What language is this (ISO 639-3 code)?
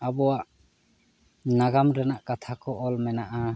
sat